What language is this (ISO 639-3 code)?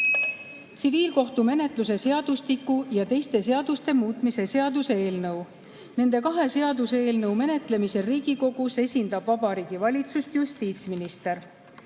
est